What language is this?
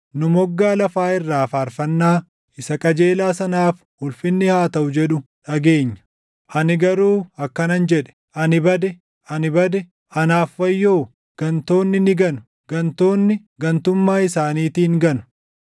Oromo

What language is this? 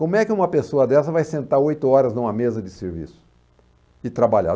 Portuguese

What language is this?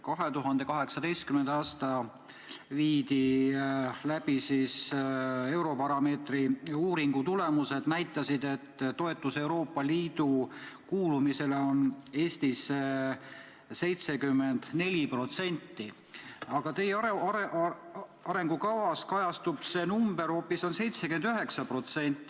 Estonian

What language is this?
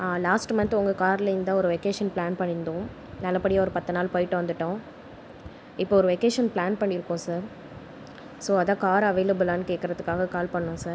Tamil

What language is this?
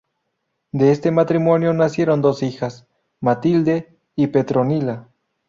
Spanish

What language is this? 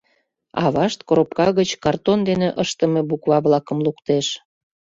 Mari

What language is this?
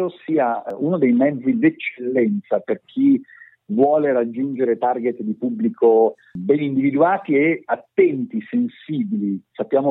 Italian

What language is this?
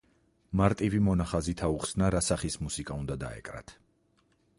Georgian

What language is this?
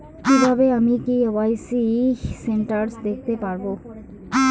Bangla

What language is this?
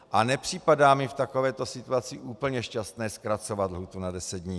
Czech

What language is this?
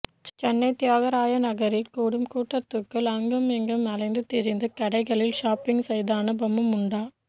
Tamil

